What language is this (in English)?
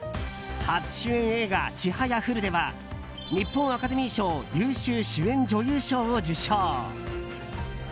Japanese